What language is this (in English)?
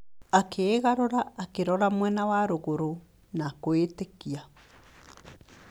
Kikuyu